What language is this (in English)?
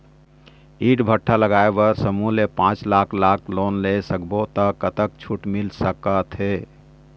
Chhattisgarhi